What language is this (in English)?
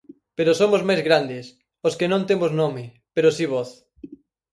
Galician